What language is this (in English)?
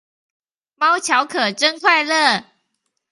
Chinese